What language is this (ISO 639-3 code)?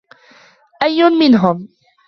ara